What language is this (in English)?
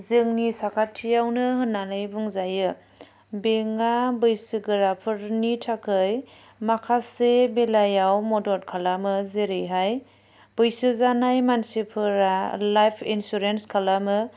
Bodo